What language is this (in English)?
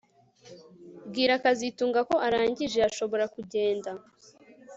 Kinyarwanda